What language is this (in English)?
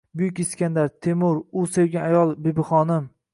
Uzbek